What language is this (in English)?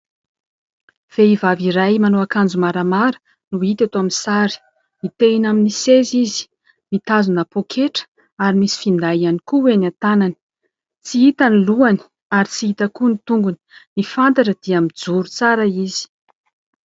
Malagasy